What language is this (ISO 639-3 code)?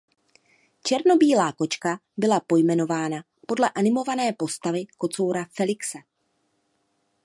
ces